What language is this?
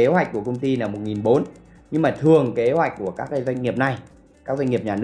Vietnamese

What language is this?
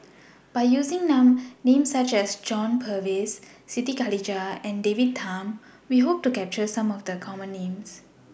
English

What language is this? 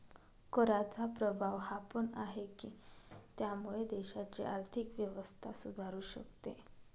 Marathi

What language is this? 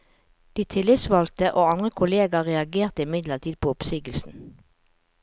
Norwegian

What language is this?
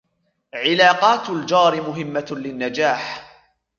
Arabic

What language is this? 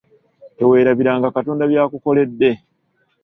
Ganda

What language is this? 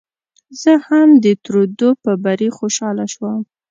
Pashto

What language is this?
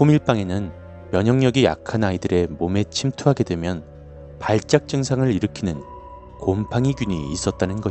Korean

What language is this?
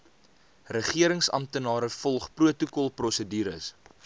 Afrikaans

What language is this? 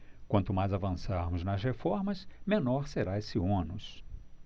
Portuguese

